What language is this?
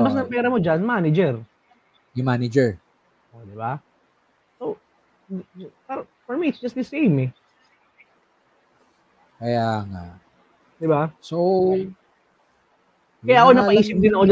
Filipino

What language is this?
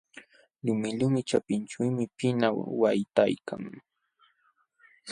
Jauja Wanca Quechua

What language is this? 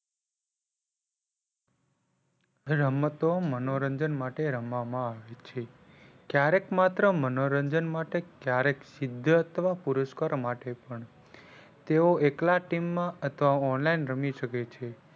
Gujarati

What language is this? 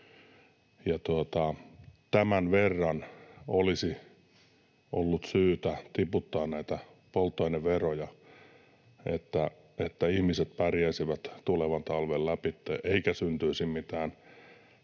Finnish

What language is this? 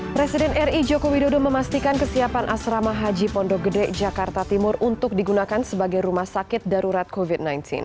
Indonesian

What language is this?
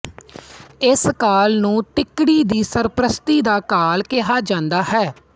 Punjabi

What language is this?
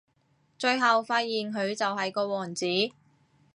Cantonese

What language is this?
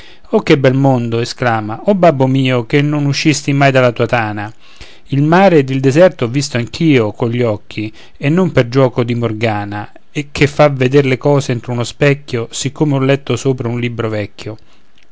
Italian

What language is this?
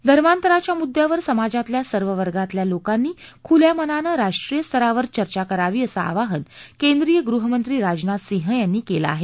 Marathi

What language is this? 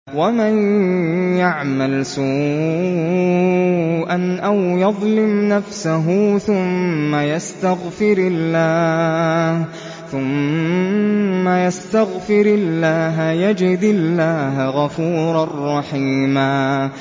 Arabic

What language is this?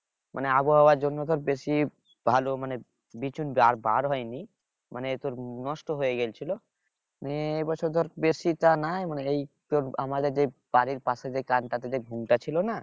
Bangla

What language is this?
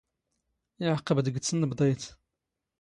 Standard Moroccan Tamazight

